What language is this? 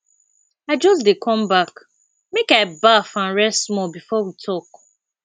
Nigerian Pidgin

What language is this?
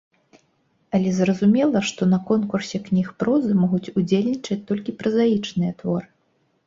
Belarusian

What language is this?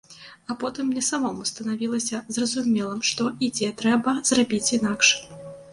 Belarusian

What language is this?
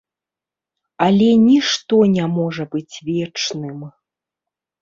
Belarusian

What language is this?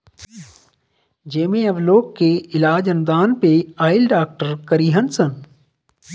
Bhojpuri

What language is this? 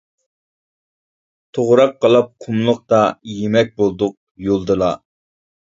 Uyghur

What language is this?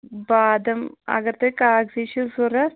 Kashmiri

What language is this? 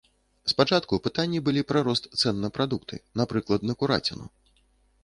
Belarusian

